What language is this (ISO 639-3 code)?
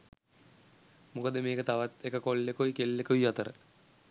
sin